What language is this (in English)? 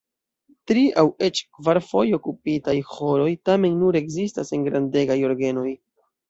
Esperanto